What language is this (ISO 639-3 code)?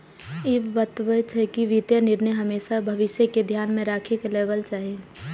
mai